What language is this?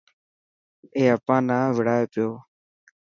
Dhatki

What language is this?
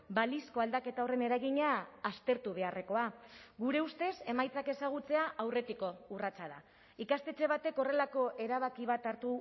Basque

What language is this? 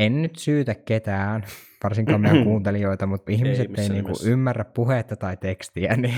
Finnish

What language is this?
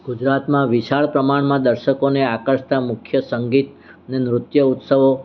Gujarati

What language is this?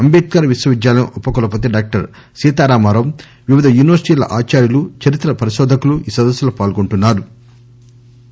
Telugu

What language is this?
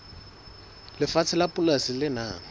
Southern Sotho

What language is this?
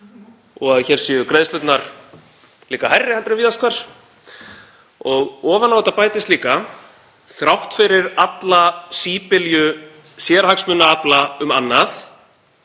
Icelandic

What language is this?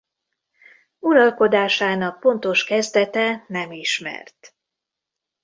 Hungarian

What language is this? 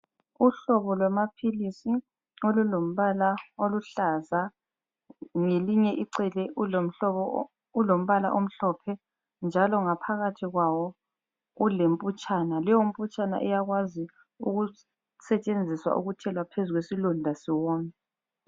North Ndebele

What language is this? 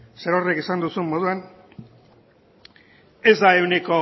Basque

